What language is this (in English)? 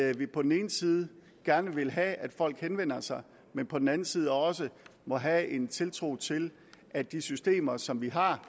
Danish